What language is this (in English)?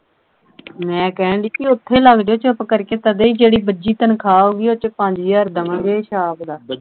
Punjabi